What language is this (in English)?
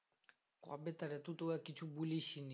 Bangla